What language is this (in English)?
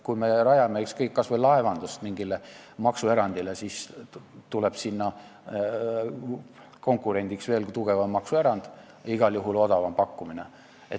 Estonian